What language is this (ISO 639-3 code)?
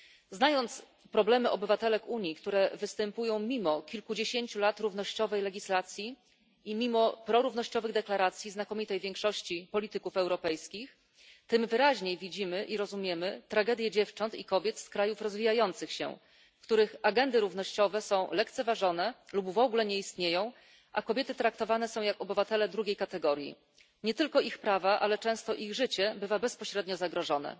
pol